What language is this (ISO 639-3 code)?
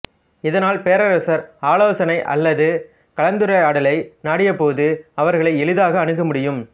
tam